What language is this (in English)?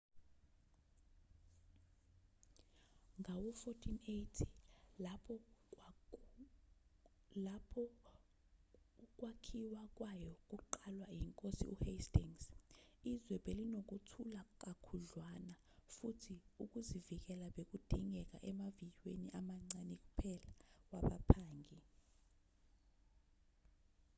Zulu